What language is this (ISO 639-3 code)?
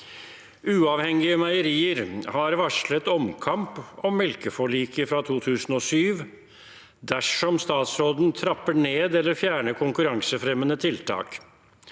nor